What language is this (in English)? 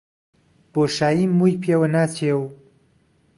Central Kurdish